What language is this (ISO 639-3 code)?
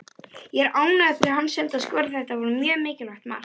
isl